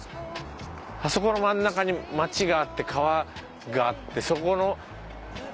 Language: Japanese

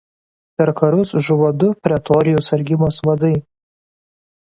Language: Lithuanian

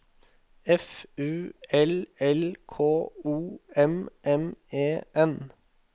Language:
Norwegian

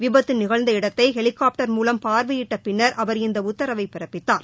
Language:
Tamil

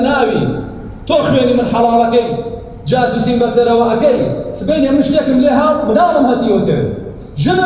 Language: Arabic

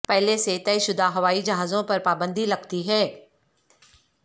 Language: Urdu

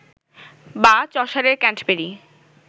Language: Bangla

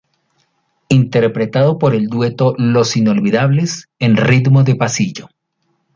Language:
Spanish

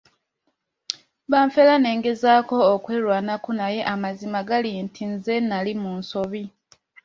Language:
Ganda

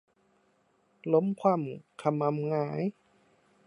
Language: Thai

